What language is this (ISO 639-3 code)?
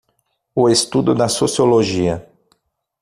por